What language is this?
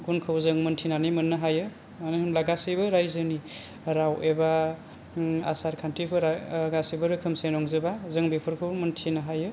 Bodo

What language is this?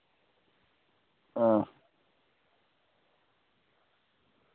Dogri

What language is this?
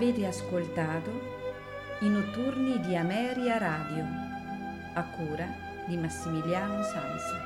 Italian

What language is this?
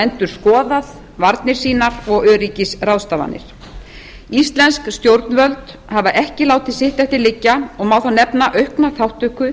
Icelandic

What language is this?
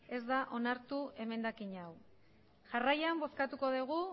Basque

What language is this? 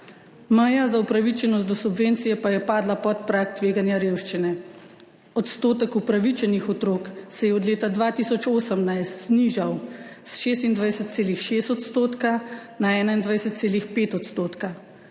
Slovenian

